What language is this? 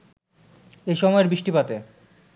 Bangla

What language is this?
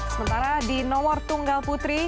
Indonesian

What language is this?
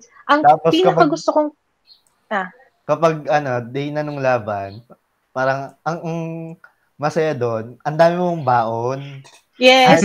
Filipino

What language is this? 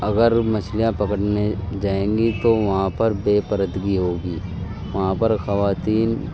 Urdu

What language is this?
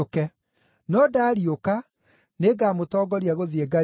Kikuyu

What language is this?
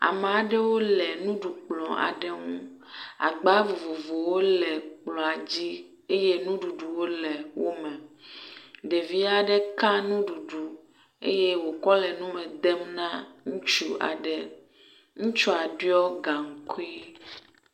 Ewe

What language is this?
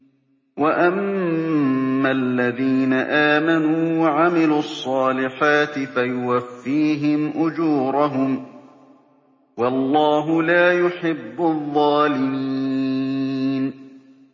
Arabic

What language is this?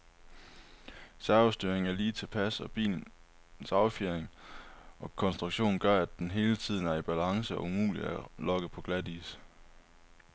Danish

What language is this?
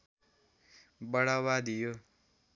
Nepali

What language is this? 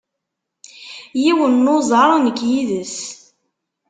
Kabyle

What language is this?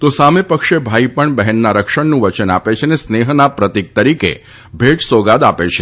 Gujarati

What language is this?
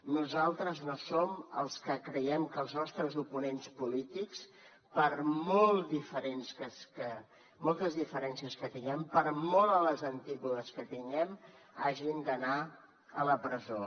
Catalan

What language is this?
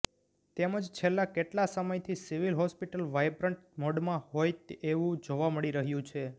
Gujarati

